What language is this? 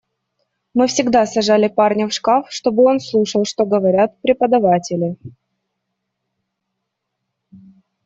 Russian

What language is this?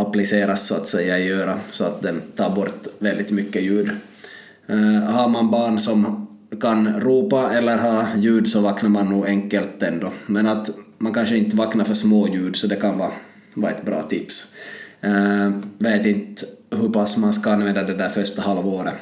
Swedish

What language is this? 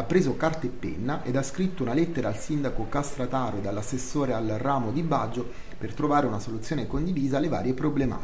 Italian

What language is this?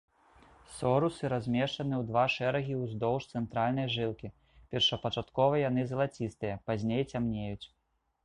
Belarusian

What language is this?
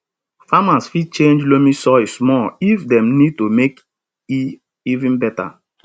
Nigerian Pidgin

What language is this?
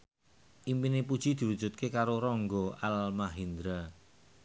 Javanese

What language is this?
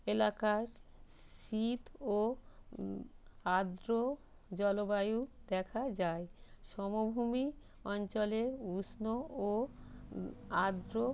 Bangla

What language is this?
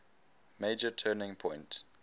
English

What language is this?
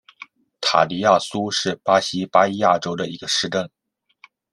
Chinese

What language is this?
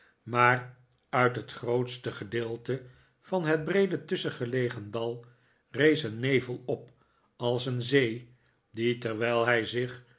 Dutch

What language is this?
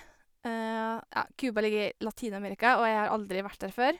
Norwegian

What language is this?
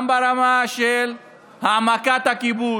Hebrew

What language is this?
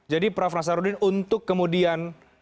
Indonesian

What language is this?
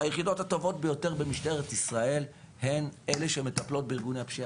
Hebrew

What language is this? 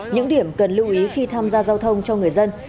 Vietnamese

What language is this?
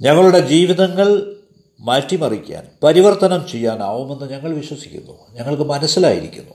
Malayalam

